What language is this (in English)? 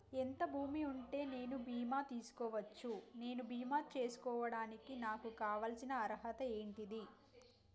Telugu